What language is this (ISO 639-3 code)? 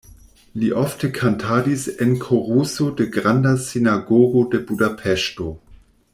epo